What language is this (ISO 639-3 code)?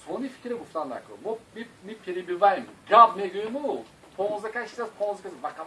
tur